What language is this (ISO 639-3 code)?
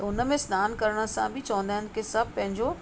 snd